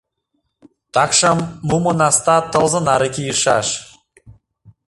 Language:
Mari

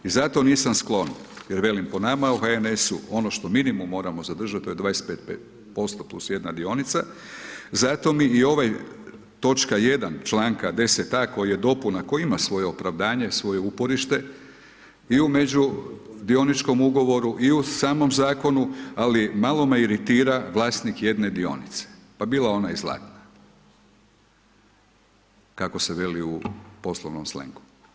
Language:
Croatian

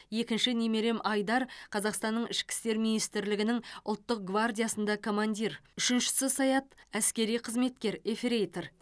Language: Kazakh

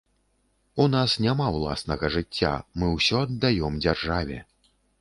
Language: Belarusian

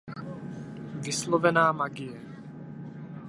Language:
Czech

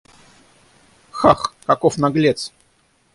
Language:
Russian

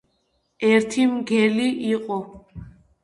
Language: Georgian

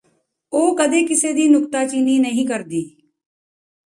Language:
Punjabi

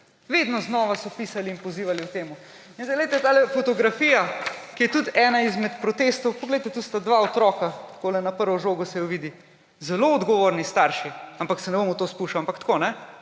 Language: Slovenian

